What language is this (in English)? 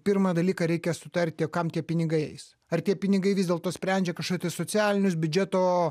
Lithuanian